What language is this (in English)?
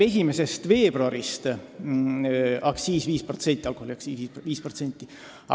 Estonian